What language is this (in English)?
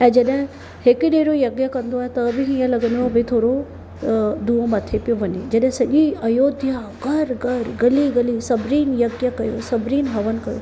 Sindhi